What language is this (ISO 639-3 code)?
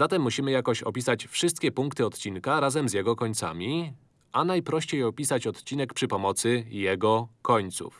pol